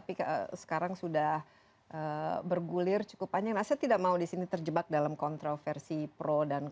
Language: Indonesian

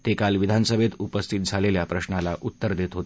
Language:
Marathi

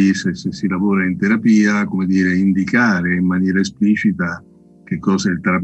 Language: Italian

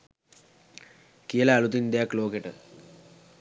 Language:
Sinhala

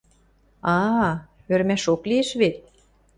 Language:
Western Mari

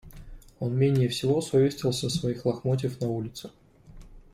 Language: Russian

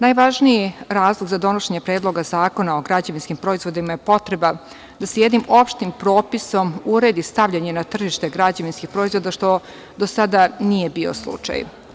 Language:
Serbian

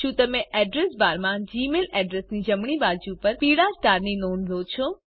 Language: Gujarati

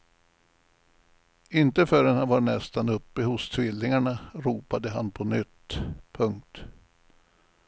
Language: Swedish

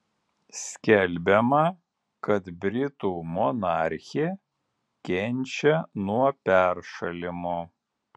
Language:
Lithuanian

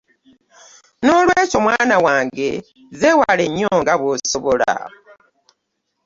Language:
Ganda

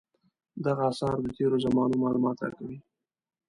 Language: Pashto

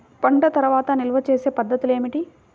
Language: Telugu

